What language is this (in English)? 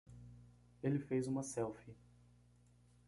Portuguese